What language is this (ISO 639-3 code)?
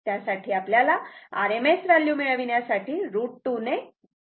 mar